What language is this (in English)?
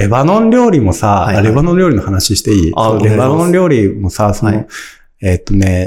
Japanese